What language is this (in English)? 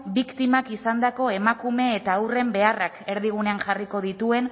Basque